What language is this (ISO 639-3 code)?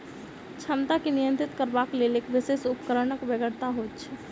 mai